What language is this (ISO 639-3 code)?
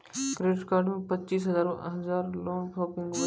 mai